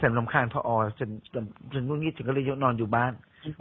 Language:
Thai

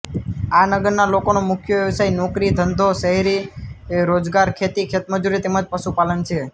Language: Gujarati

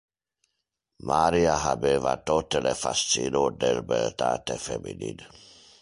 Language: Interlingua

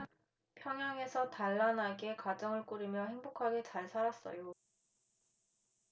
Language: Korean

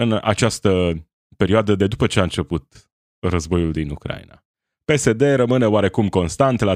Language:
Romanian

